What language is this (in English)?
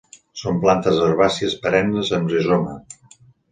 Catalan